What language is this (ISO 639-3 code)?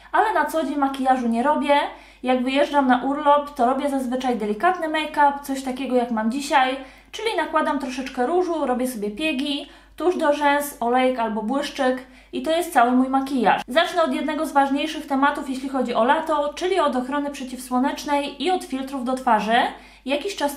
pol